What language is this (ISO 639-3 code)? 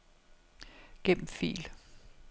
dan